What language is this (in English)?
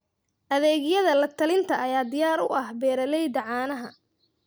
Somali